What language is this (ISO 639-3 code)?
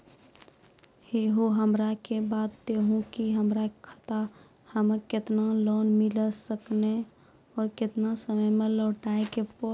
mai